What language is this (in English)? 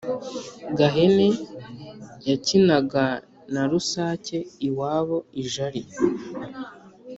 Kinyarwanda